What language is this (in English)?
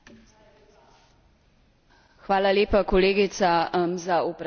Slovenian